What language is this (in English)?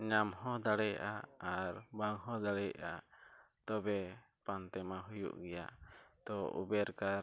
Santali